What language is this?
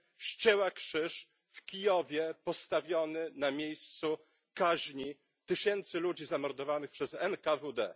Polish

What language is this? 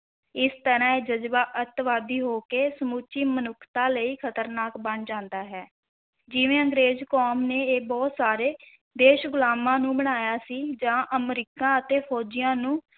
Punjabi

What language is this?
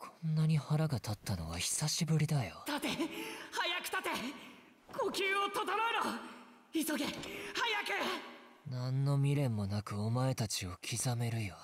Japanese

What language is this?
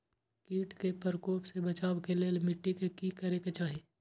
Maithili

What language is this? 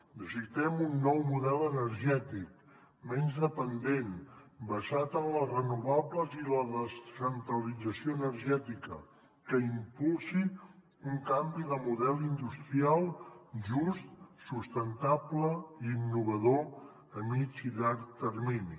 Catalan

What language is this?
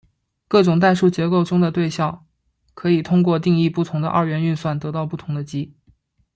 Chinese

